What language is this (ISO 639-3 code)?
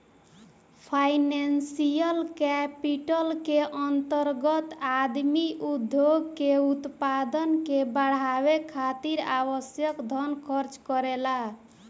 bho